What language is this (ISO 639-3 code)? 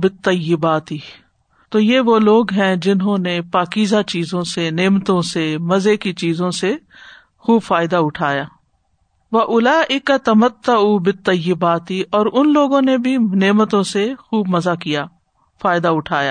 urd